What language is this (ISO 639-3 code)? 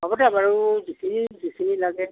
asm